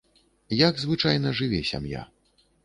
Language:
Belarusian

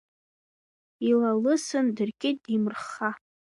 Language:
Abkhazian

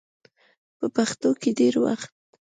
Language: Pashto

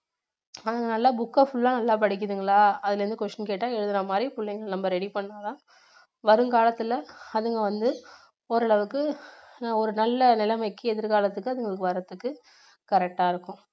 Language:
Tamil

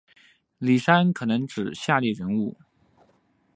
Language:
Chinese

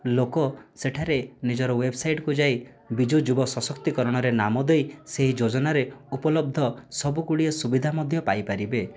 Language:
Odia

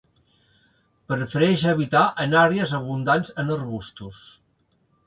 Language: Catalan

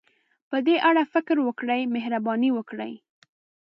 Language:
Pashto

